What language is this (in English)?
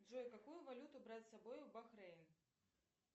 Russian